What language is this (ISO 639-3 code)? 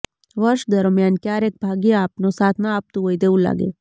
guj